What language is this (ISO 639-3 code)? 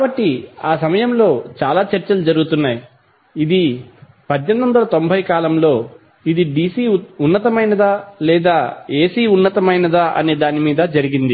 tel